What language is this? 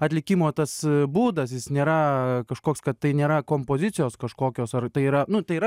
Lithuanian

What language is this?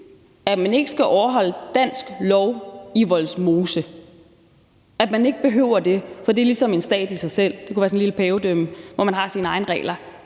Danish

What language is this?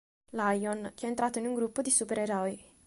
Italian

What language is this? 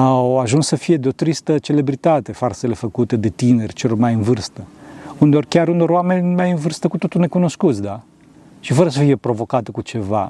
Romanian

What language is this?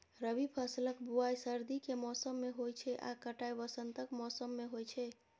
Maithili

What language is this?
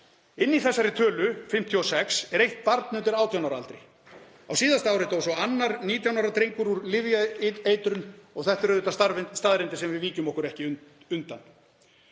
Icelandic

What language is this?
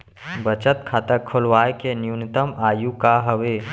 Chhattisgarhi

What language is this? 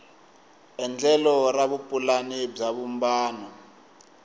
Tsonga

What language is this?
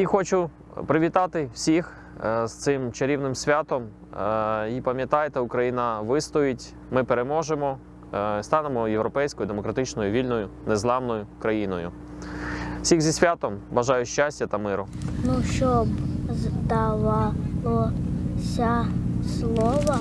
Ukrainian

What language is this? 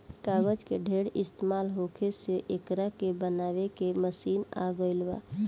Bhojpuri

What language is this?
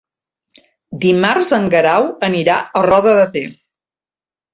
Catalan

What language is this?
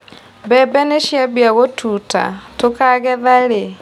Kikuyu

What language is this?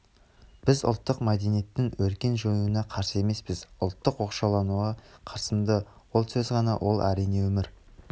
Kazakh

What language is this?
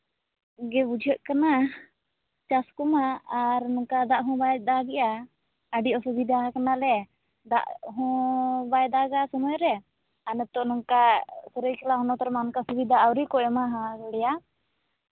Santali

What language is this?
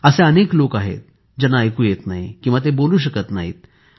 Marathi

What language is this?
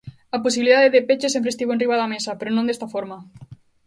Galician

